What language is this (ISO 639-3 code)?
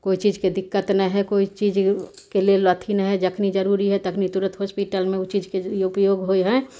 mai